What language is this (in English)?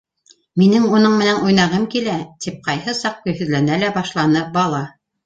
Bashkir